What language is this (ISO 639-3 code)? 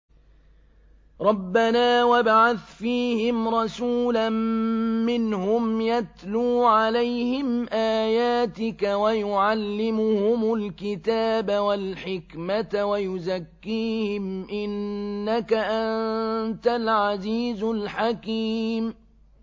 ara